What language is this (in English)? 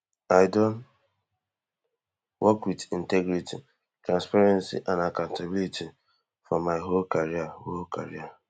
Nigerian Pidgin